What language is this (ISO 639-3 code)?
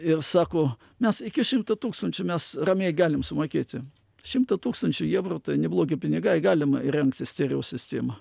lit